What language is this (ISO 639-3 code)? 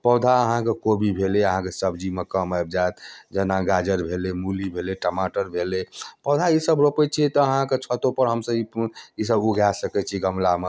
mai